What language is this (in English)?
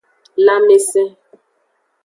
Aja (Benin)